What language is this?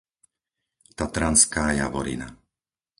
Slovak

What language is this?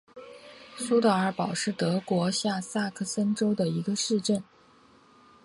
Chinese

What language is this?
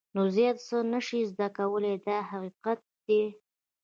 Pashto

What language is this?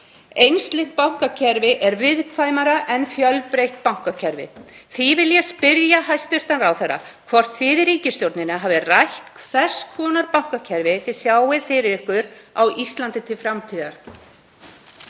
Icelandic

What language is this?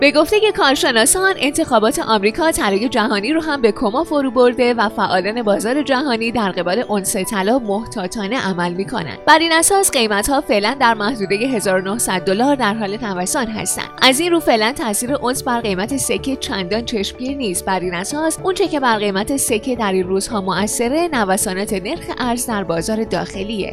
Persian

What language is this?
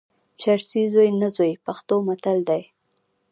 Pashto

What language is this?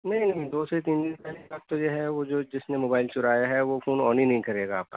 Urdu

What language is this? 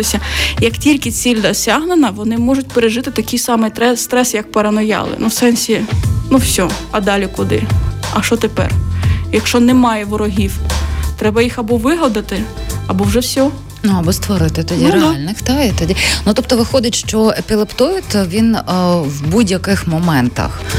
Ukrainian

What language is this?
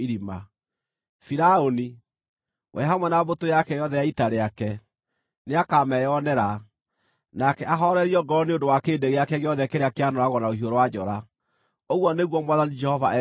Kikuyu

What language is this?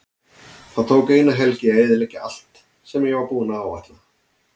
Icelandic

